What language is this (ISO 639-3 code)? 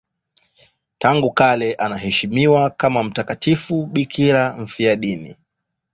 swa